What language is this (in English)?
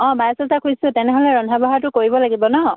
Assamese